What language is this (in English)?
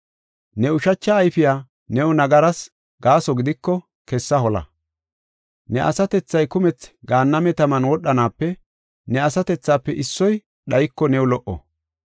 Gofa